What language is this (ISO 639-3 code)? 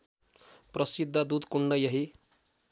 nep